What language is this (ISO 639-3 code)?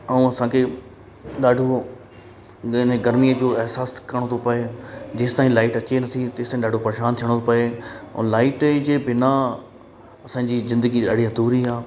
snd